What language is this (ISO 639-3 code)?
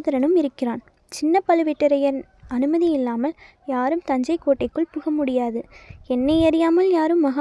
tam